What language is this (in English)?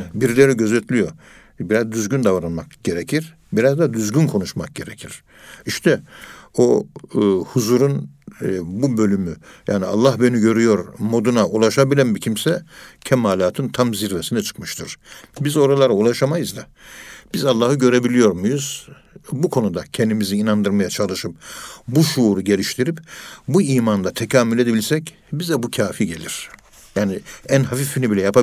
Turkish